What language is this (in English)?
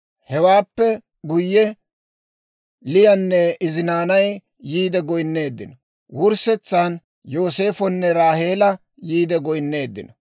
Dawro